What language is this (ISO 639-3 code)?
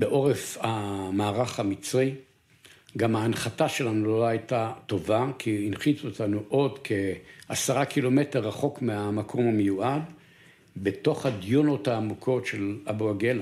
heb